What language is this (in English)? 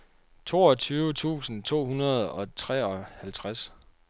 Danish